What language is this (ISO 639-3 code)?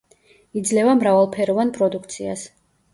kat